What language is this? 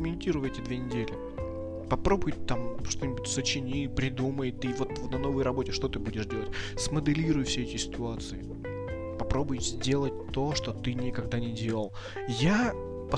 Russian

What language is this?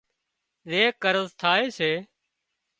Wadiyara Koli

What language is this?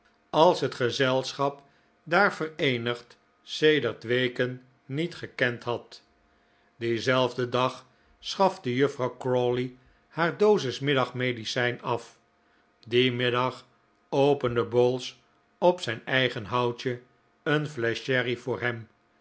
Dutch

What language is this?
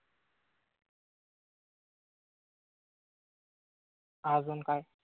Marathi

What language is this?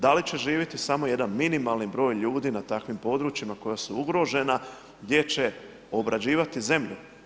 Croatian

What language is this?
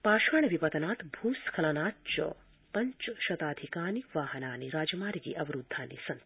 Sanskrit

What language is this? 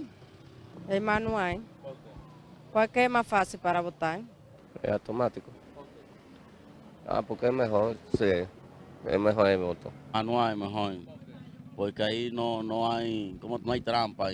Spanish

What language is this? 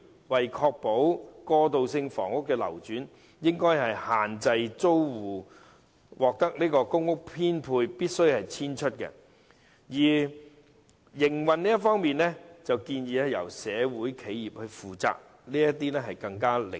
Cantonese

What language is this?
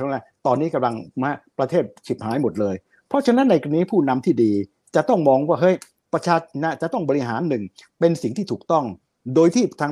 Thai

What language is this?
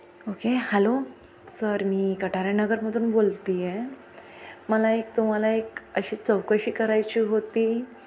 Marathi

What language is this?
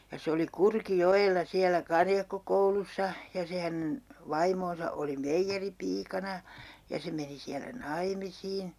Finnish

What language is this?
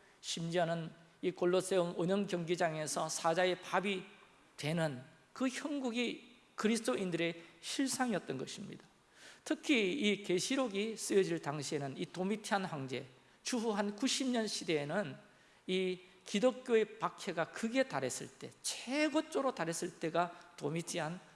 Korean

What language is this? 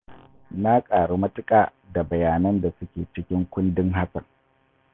Hausa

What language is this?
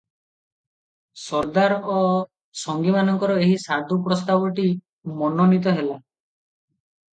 Odia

